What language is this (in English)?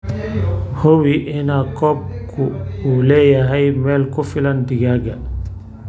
Somali